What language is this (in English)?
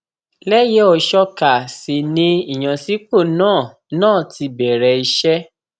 Yoruba